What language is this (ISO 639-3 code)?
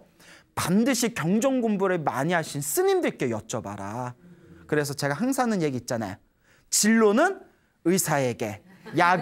kor